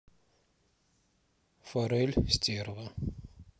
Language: Russian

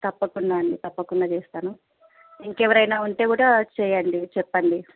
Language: Telugu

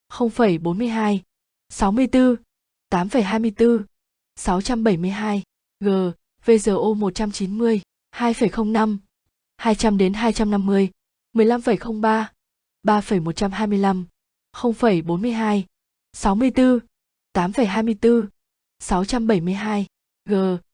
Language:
Vietnamese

